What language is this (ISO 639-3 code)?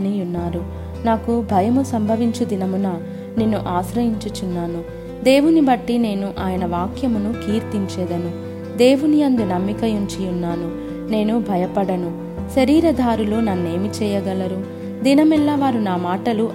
tel